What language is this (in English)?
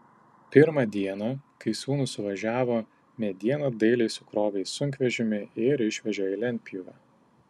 Lithuanian